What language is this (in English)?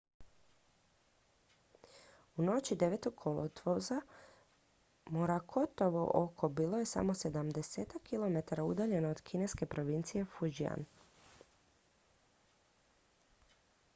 Croatian